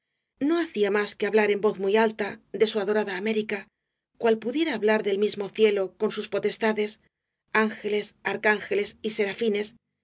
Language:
Spanish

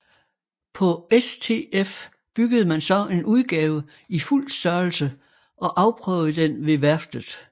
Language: Danish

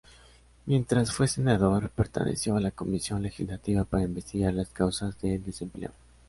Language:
Spanish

